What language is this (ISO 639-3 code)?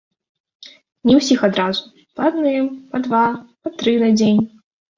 bel